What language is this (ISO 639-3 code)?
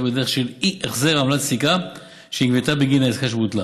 heb